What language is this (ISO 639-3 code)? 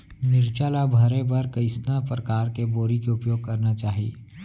hne